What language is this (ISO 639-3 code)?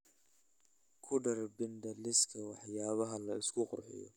som